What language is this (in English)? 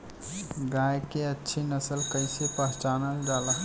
Bhojpuri